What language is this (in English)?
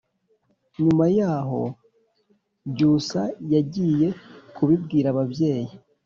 Kinyarwanda